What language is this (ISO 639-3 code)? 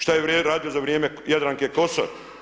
hrv